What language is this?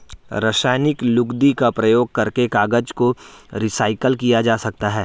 Hindi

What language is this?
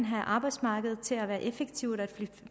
Danish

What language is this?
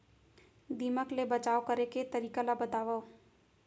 Chhattisgarhi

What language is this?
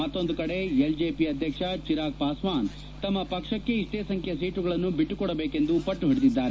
Kannada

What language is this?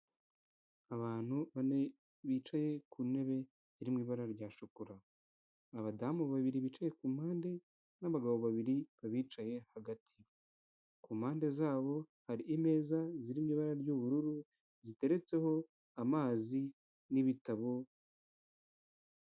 Kinyarwanda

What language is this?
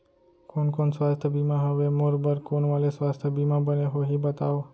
Chhattisgarhi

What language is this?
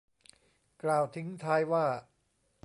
Thai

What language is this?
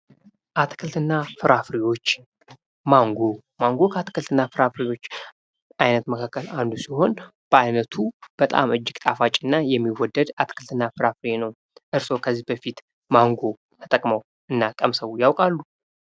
Amharic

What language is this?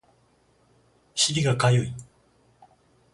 Japanese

